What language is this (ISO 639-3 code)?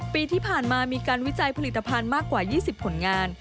tha